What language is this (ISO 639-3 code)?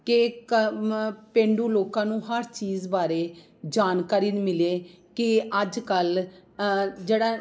pan